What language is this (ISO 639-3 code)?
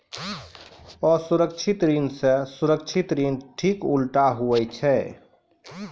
mai